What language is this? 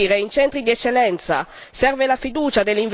Italian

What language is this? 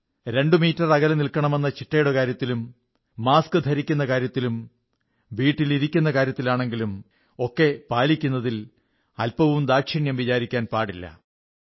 Malayalam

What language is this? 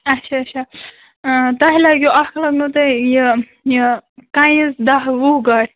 Kashmiri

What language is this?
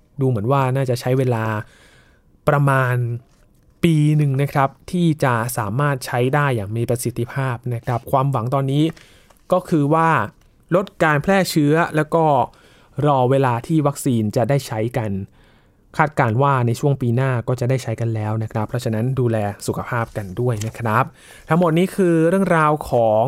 Thai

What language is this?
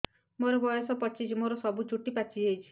Odia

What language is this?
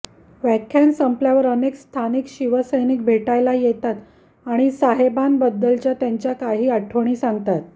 Marathi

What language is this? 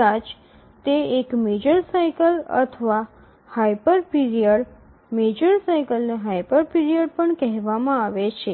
Gujarati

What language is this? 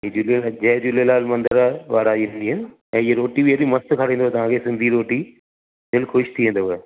Sindhi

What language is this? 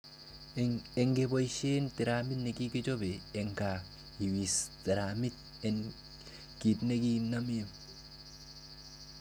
Kalenjin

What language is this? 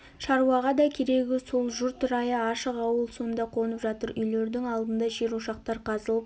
Kazakh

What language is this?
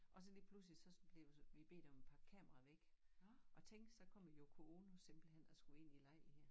Danish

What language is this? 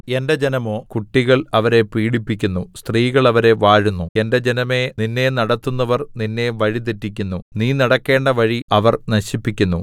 Malayalam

